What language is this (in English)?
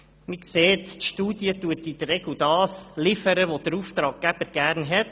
Swiss German